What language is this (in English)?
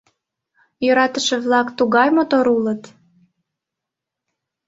Mari